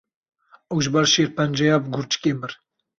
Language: Kurdish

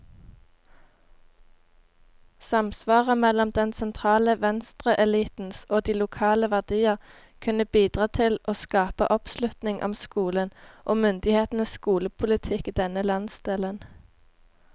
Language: Norwegian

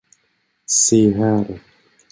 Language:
Swedish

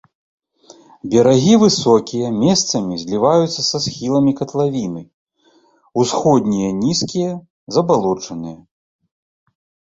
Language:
Belarusian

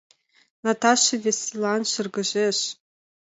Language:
Mari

